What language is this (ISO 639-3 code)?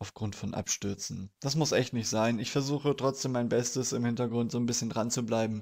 deu